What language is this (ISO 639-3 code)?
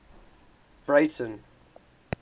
eng